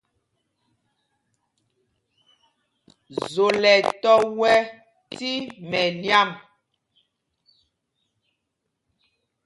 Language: Mpumpong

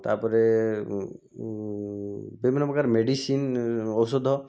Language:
Odia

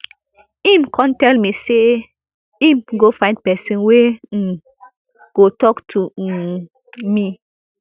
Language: Nigerian Pidgin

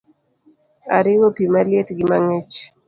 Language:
Luo (Kenya and Tanzania)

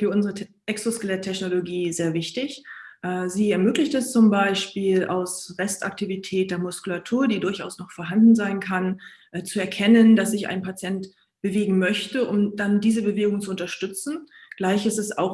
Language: German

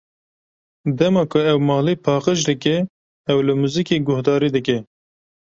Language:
Kurdish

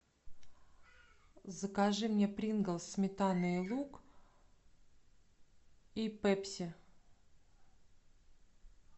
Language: Russian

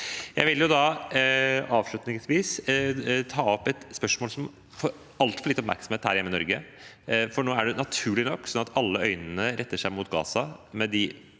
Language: Norwegian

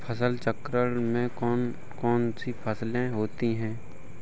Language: Hindi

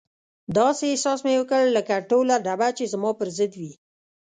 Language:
Pashto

